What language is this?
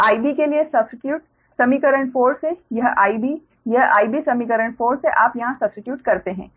Hindi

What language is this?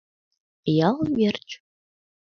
Mari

